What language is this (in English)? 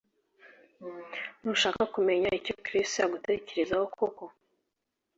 Kinyarwanda